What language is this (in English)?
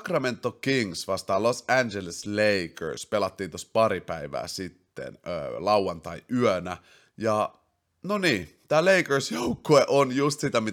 Finnish